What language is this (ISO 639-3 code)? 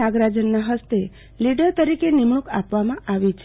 guj